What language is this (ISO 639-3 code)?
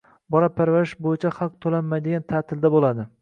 uzb